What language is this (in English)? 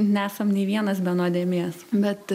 Lithuanian